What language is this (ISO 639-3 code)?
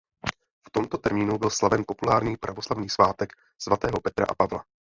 ces